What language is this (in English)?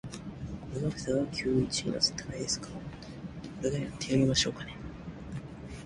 Japanese